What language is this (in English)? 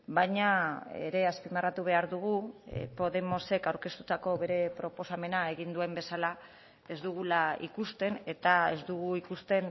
Basque